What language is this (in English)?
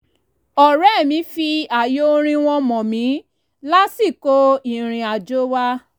Yoruba